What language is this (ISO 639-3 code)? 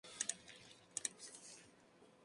spa